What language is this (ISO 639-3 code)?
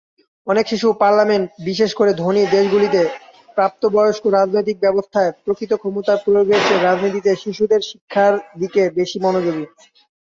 ben